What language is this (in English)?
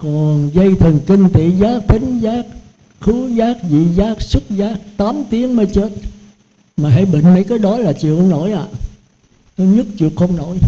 Vietnamese